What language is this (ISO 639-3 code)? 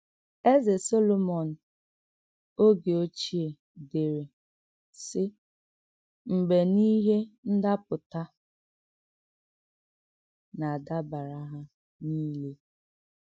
ibo